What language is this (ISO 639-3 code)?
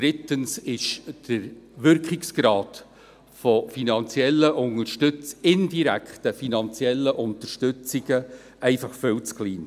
gsw